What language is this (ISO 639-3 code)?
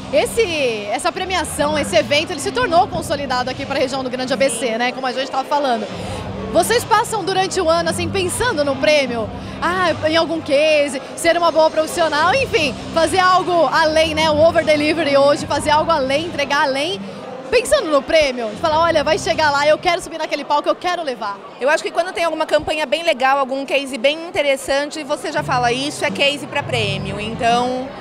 por